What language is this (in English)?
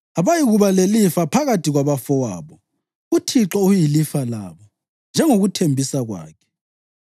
North Ndebele